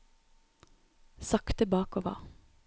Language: Norwegian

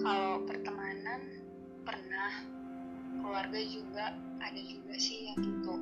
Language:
Indonesian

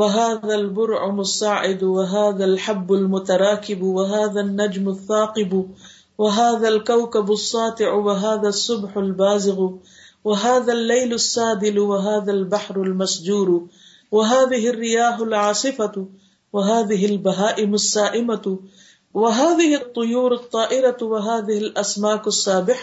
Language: Urdu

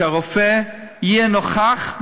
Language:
Hebrew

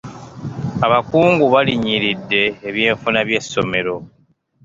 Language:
Ganda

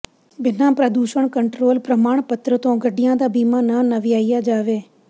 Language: Punjabi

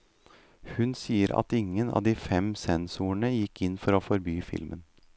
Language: Norwegian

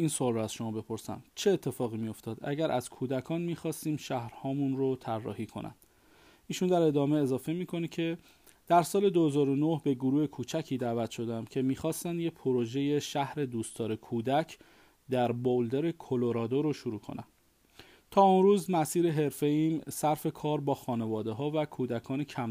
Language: Persian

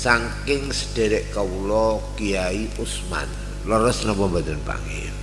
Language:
Indonesian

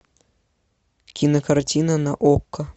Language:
Russian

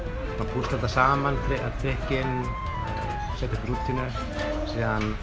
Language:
Icelandic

